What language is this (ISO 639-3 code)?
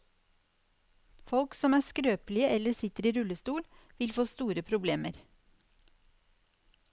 nor